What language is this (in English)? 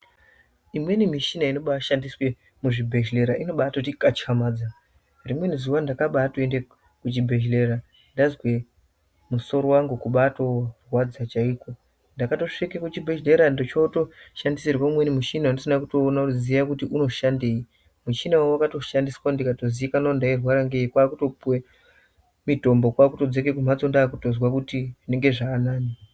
Ndau